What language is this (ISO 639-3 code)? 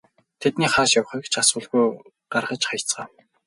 mon